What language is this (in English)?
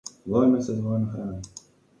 Slovenian